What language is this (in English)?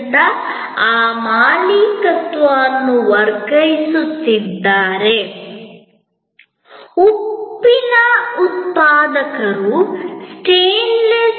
Kannada